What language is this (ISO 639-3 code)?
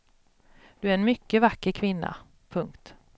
swe